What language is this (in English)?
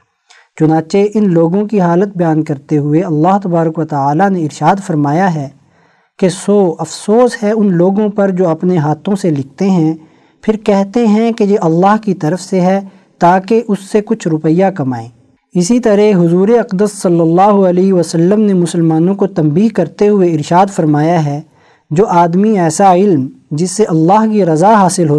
Urdu